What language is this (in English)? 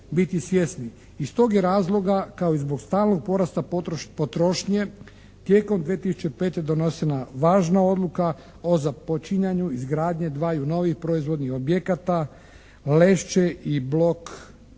Croatian